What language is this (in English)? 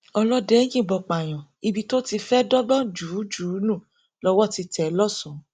Yoruba